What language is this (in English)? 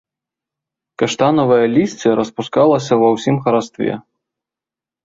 Belarusian